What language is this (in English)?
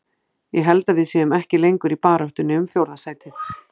Icelandic